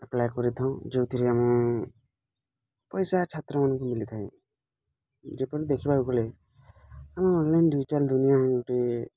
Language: Odia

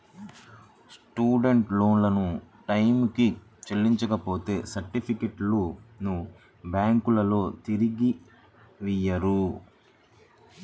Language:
Telugu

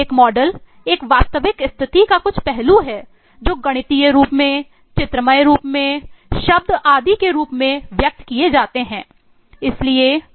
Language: Hindi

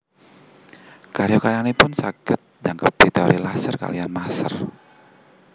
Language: Javanese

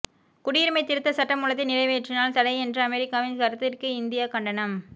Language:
Tamil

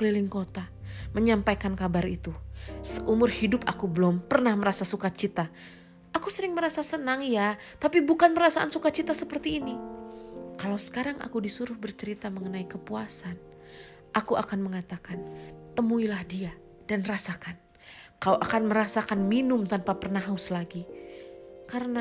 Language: Indonesian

